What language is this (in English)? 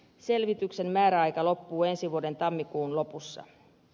Finnish